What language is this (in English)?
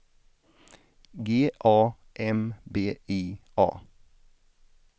Swedish